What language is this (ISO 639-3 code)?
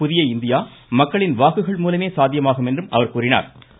tam